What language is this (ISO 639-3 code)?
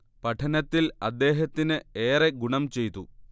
mal